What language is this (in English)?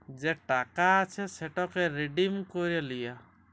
Bangla